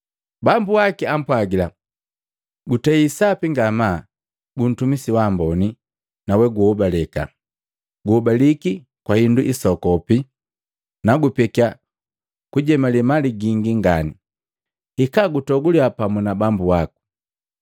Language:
Matengo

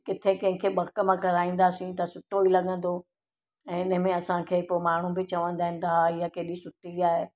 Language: Sindhi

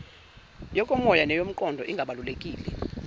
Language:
Zulu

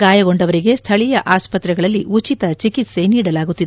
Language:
Kannada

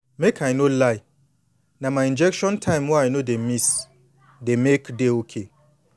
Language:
Nigerian Pidgin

